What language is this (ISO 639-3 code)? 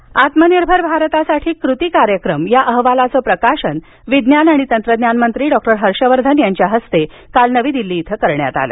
mar